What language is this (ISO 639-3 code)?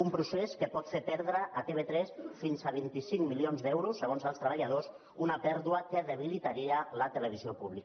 cat